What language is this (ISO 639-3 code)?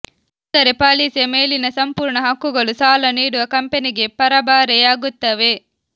kan